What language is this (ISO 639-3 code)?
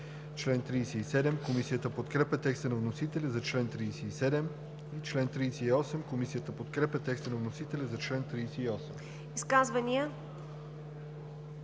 bul